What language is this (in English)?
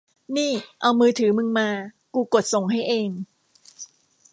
Thai